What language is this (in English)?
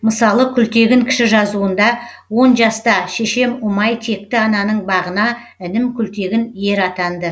Kazakh